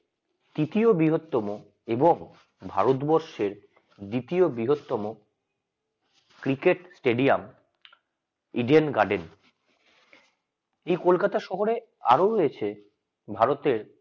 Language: Bangla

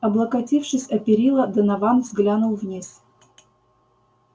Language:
Russian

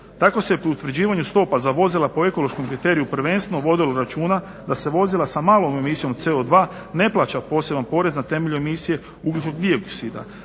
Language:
Croatian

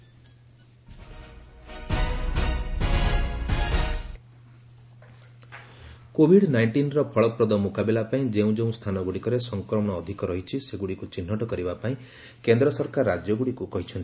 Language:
Odia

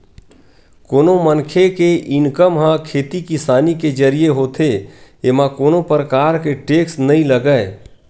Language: Chhattisgarhi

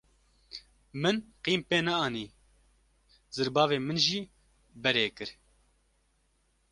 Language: Kurdish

